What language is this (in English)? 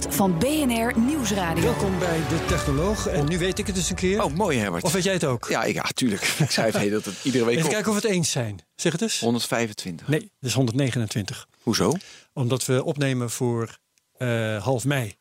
Dutch